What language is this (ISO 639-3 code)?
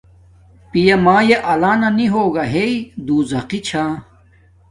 dmk